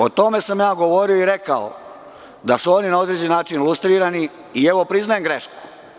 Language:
Serbian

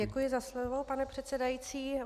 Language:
Czech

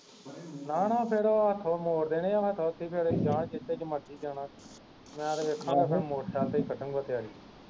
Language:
Punjabi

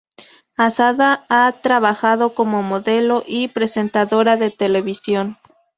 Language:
Spanish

